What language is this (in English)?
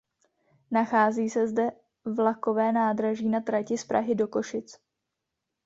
Czech